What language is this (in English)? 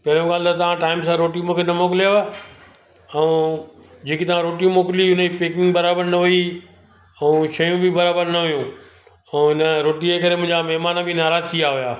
Sindhi